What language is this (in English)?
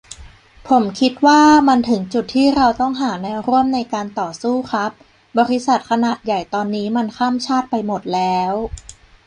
Thai